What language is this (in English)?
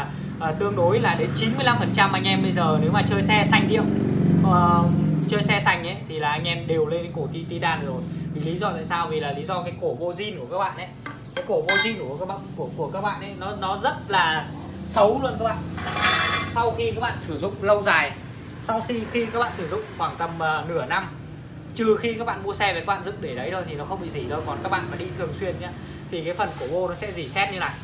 Vietnamese